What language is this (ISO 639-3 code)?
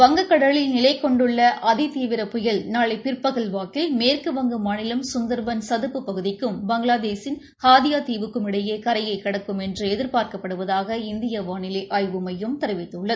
tam